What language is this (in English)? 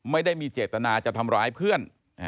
Thai